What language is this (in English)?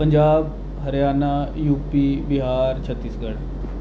Dogri